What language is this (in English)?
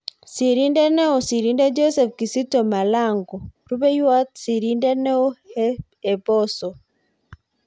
Kalenjin